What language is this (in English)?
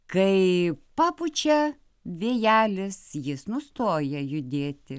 Lithuanian